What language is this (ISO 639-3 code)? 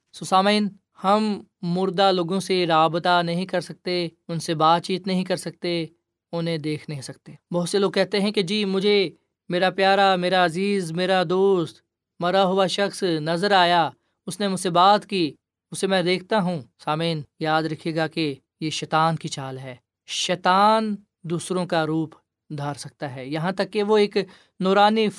urd